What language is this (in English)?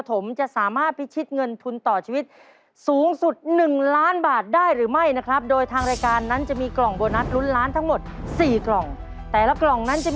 Thai